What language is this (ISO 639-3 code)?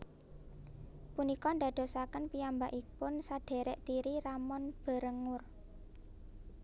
jav